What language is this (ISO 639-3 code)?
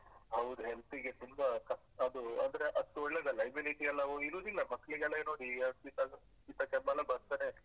kan